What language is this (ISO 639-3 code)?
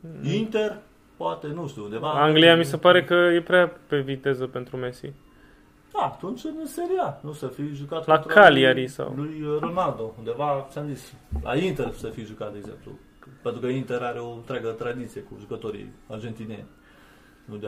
ron